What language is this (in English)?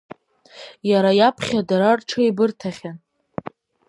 Abkhazian